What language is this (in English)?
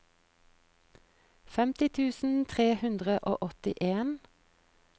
Norwegian